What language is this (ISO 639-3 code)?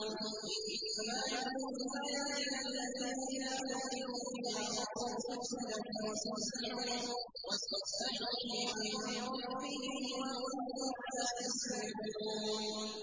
ara